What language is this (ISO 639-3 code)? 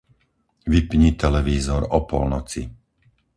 slk